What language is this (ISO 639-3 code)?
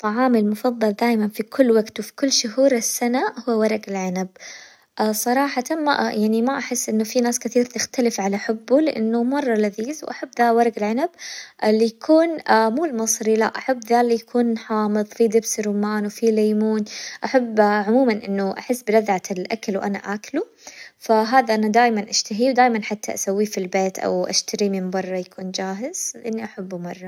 acw